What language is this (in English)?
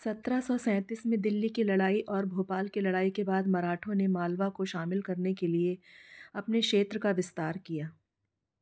Hindi